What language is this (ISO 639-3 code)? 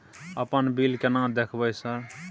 mai